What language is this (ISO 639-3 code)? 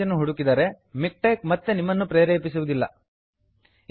kan